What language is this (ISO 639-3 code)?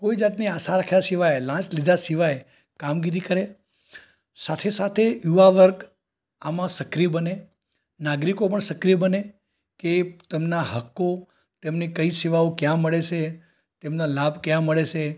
guj